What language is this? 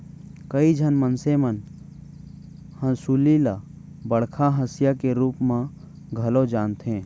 Chhattisgarhi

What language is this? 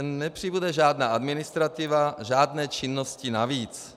Czech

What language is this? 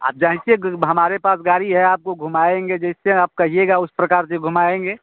Hindi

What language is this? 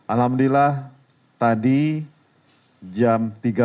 Indonesian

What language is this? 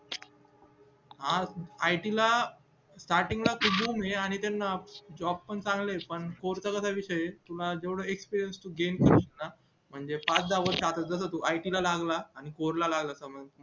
Marathi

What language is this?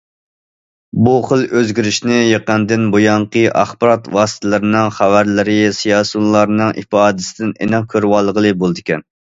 Uyghur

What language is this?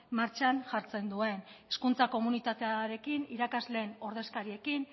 Basque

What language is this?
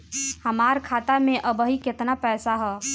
Bhojpuri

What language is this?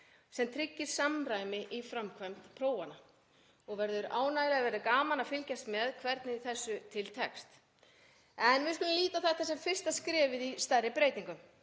Icelandic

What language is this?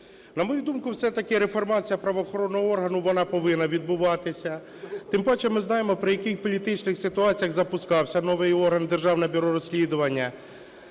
Ukrainian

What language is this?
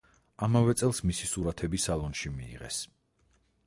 Georgian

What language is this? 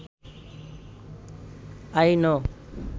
Bangla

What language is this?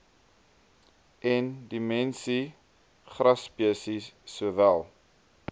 Afrikaans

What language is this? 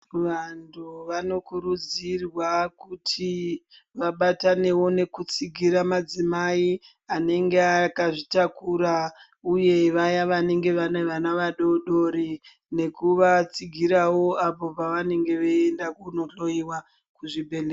Ndau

